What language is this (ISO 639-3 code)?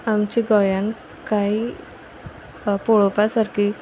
kok